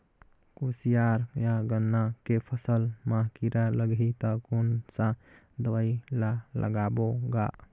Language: Chhattisgarhi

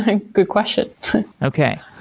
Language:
English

